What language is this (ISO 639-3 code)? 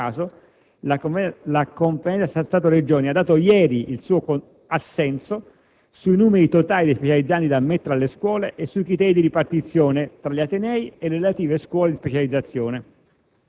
ita